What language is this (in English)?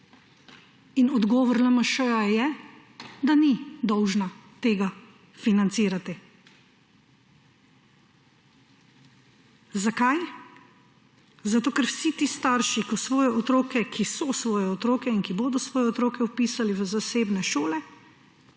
Slovenian